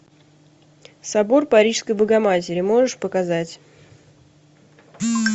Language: Russian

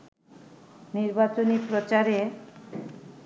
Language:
Bangla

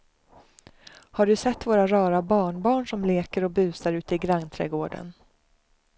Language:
Swedish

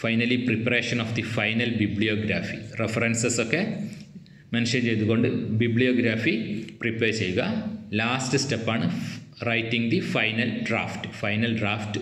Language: Malayalam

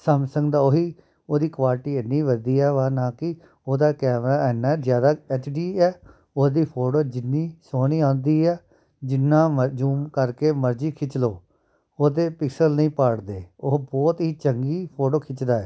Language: Punjabi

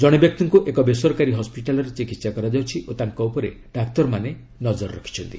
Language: Odia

